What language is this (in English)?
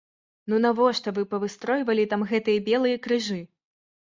Belarusian